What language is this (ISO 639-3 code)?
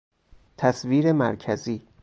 fas